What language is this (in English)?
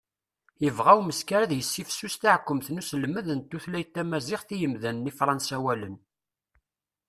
Kabyle